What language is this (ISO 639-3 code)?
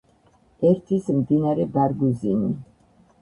kat